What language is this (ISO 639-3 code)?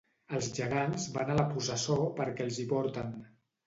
cat